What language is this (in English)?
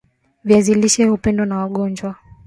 Swahili